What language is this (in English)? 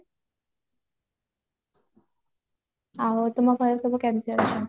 Odia